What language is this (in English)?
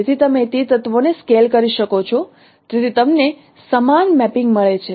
Gujarati